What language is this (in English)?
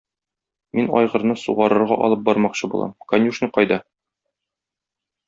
Tatar